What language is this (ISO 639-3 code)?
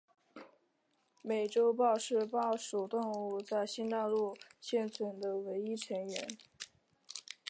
zho